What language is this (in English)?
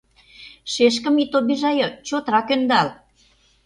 Mari